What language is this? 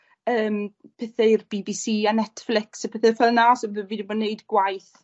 Welsh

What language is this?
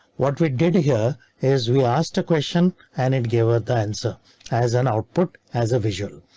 English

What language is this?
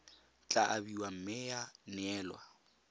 Tswana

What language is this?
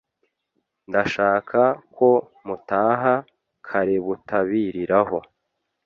Kinyarwanda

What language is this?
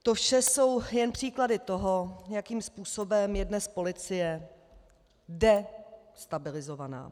Czech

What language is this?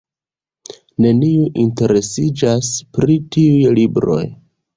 Esperanto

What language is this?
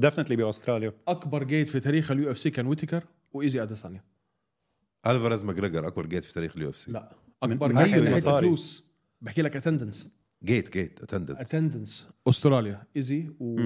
Arabic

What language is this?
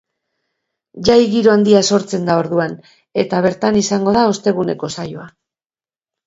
Basque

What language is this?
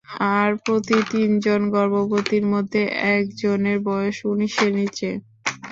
Bangla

